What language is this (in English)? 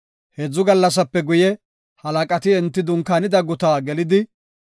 Gofa